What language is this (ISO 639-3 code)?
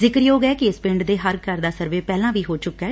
pan